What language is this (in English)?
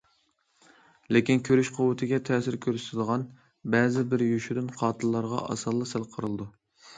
Uyghur